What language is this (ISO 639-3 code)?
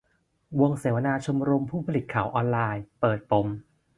tha